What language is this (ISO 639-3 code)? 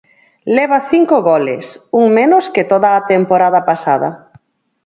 glg